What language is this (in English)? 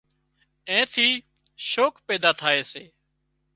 Wadiyara Koli